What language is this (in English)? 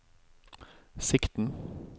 Norwegian